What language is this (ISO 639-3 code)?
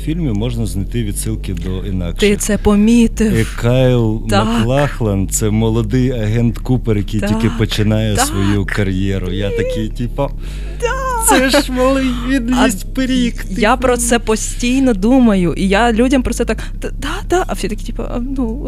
ukr